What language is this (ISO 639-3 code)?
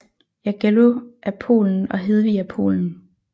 dan